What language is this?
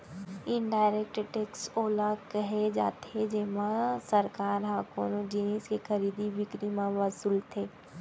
Chhattisgarhi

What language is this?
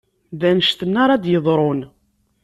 Kabyle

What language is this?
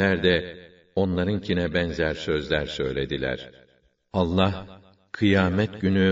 Turkish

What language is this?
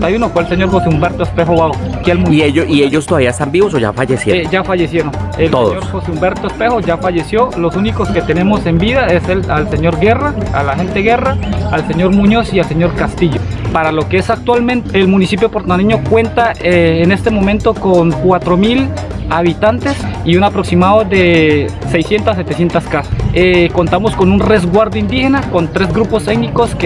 Spanish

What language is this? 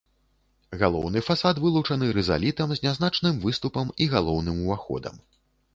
Belarusian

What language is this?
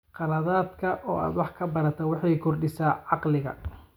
Somali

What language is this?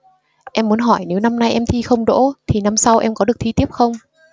Vietnamese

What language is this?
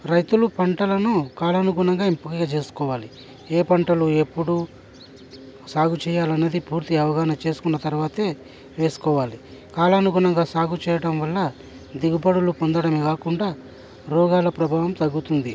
Telugu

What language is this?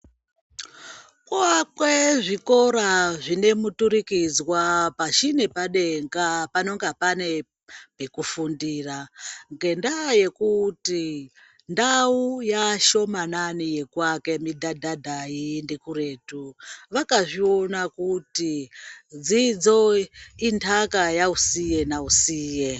Ndau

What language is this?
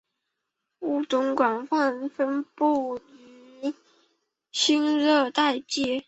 Chinese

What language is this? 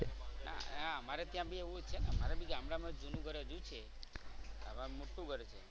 Gujarati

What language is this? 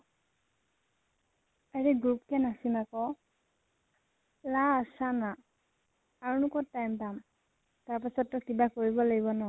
Assamese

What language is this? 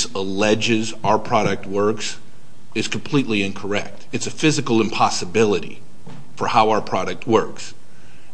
English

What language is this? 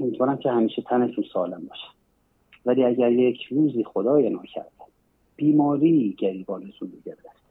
Persian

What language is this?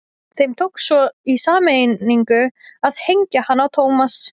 Icelandic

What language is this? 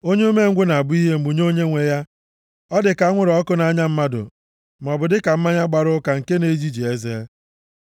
Igbo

